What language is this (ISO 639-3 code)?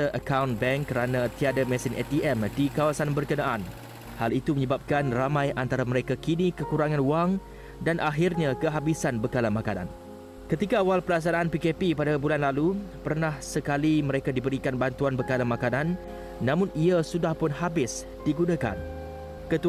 msa